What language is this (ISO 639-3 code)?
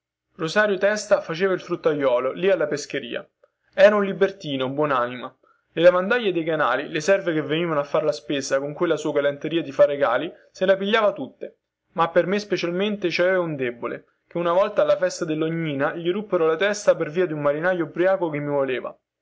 ita